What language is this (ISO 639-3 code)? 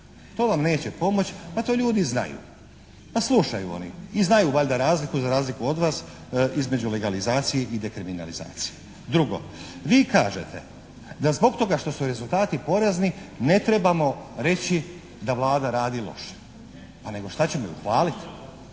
hrv